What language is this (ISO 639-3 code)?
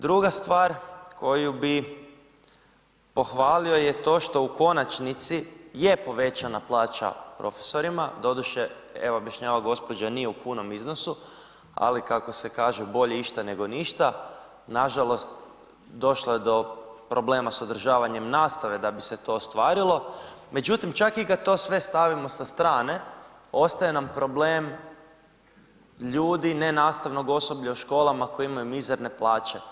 hrv